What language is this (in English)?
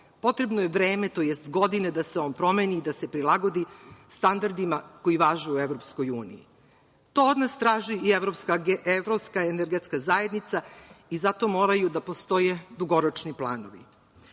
Serbian